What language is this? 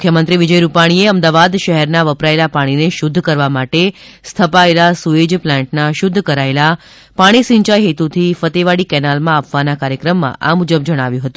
Gujarati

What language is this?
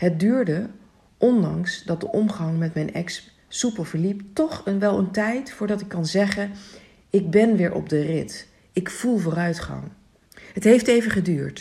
Dutch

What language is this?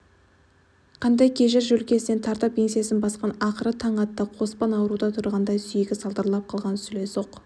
Kazakh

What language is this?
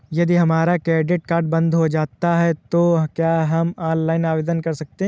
Hindi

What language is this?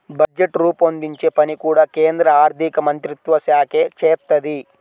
Telugu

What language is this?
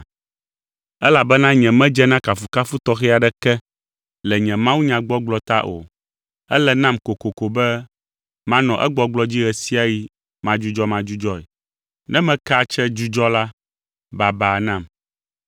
Ewe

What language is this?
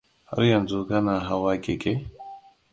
Hausa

